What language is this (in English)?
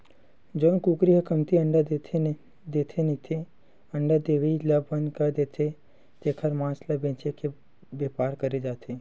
Chhattisgarhi